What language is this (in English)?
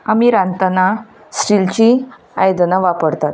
Konkani